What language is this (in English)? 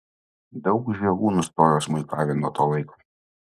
Lithuanian